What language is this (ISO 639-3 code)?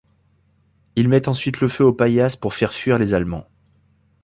fra